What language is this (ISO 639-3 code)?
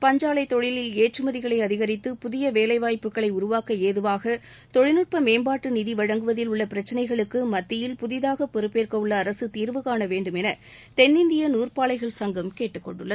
tam